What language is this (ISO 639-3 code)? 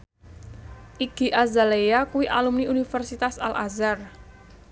jav